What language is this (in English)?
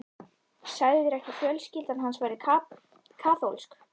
Icelandic